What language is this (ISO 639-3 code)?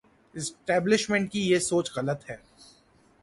urd